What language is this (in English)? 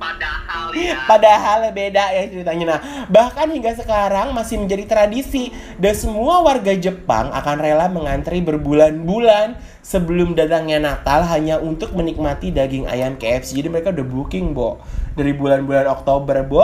Indonesian